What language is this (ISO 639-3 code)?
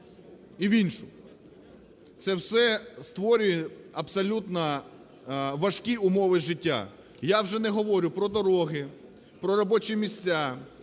ukr